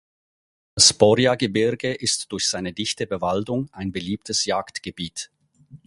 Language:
German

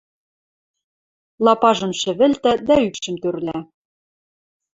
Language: Western Mari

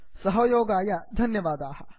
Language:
Sanskrit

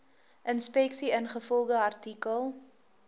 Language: Afrikaans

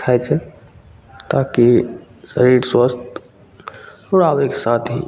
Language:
Maithili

